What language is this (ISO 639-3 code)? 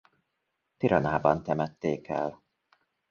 hun